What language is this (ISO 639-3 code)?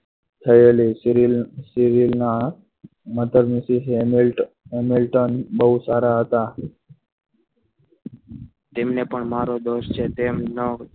guj